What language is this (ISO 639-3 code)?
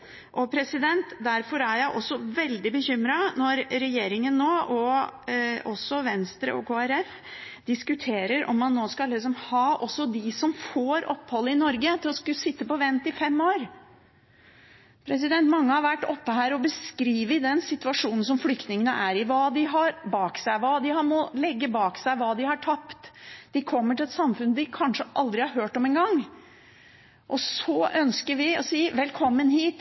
nob